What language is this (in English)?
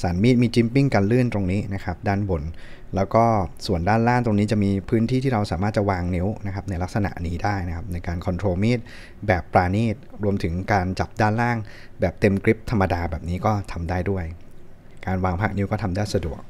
Thai